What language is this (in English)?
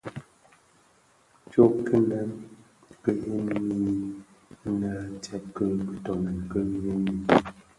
Bafia